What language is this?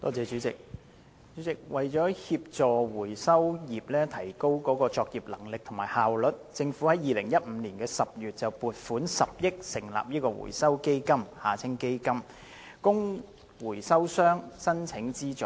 Cantonese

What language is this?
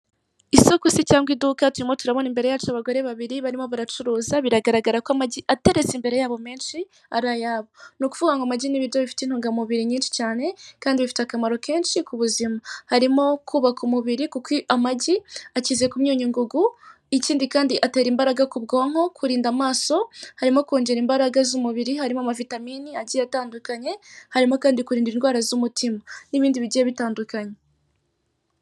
Kinyarwanda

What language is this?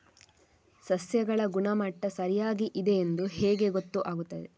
Kannada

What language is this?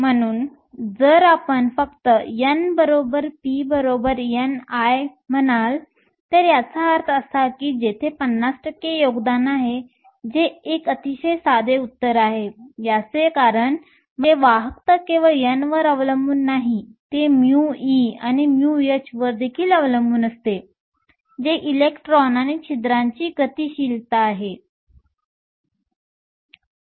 Marathi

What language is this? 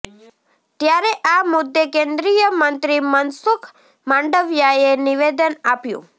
Gujarati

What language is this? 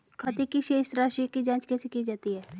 Hindi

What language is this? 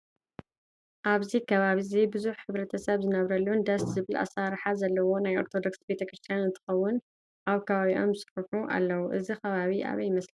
Tigrinya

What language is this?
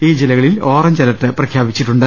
Malayalam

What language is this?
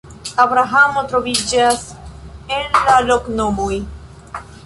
Esperanto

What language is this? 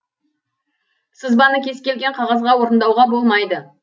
Kazakh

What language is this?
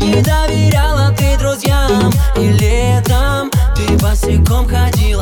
Russian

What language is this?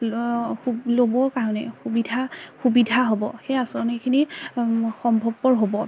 Assamese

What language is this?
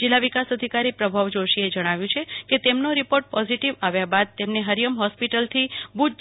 Gujarati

